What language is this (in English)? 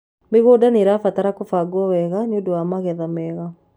Kikuyu